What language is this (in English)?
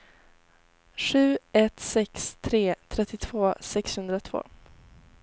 Swedish